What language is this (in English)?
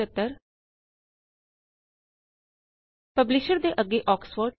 Punjabi